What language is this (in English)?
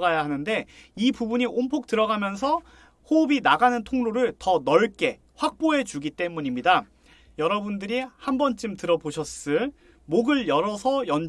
Korean